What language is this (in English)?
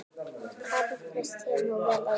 Icelandic